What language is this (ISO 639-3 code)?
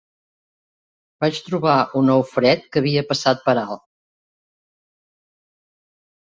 cat